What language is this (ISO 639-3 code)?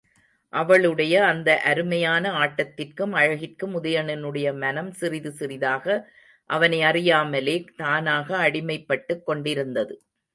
tam